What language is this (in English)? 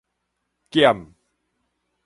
Min Nan Chinese